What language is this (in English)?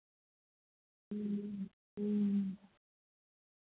Maithili